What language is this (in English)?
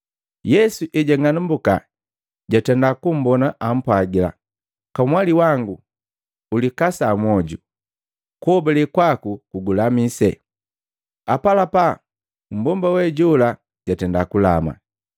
Matengo